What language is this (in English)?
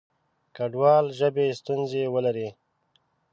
Pashto